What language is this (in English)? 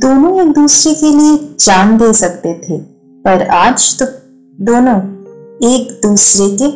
Hindi